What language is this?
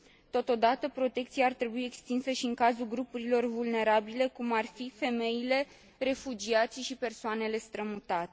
Romanian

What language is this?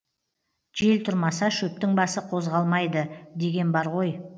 Kazakh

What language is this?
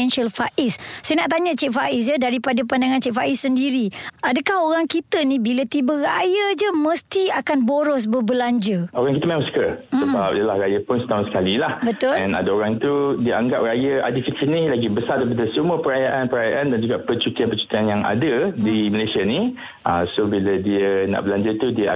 Malay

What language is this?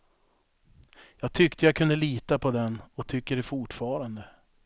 Swedish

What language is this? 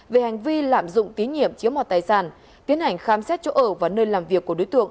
Vietnamese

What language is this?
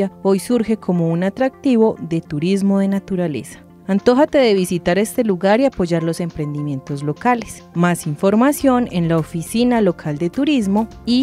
Spanish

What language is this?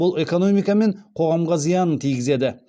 Kazakh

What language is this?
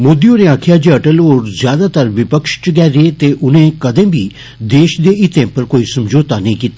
Dogri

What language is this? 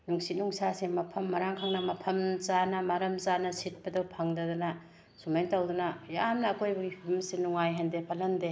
Manipuri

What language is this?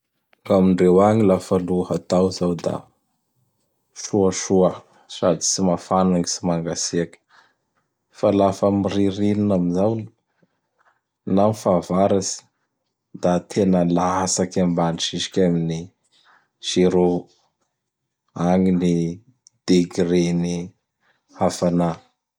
Bara Malagasy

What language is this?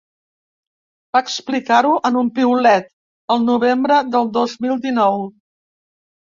Catalan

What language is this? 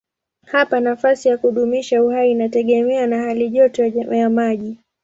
Swahili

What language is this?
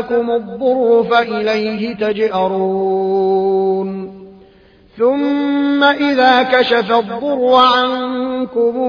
Arabic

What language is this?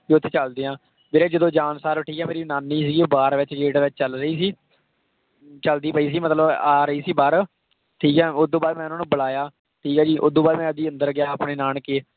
Punjabi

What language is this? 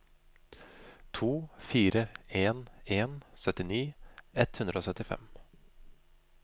Norwegian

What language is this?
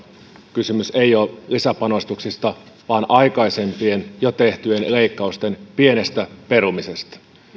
Finnish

